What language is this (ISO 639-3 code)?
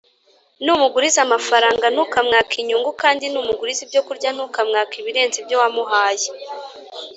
kin